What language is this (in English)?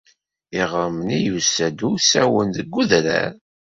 Kabyle